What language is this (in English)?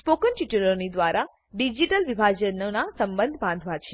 Gujarati